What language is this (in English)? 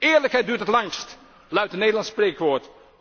Dutch